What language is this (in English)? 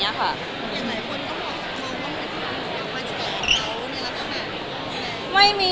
Thai